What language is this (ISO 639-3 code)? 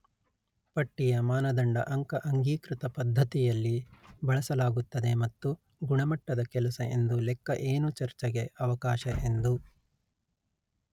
kan